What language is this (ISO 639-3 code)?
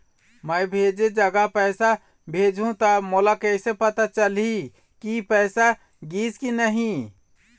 hne